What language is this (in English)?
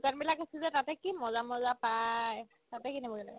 Assamese